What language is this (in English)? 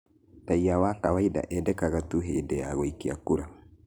Kikuyu